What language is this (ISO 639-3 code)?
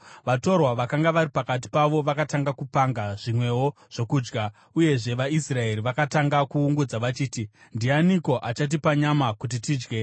sna